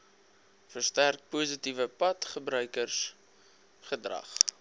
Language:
Afrikaans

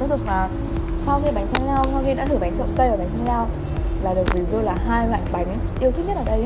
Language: Vietnamese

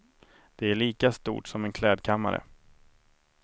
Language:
Swedish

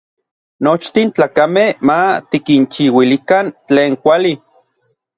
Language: Orizaba Nahuatl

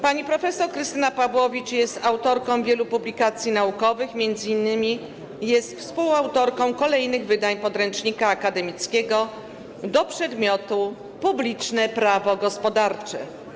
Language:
Polish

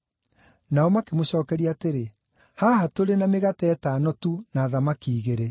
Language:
Kikuyu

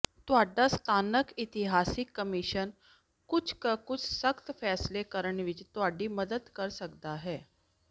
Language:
Punjabi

